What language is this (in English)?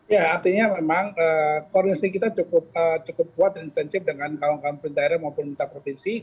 Indonesian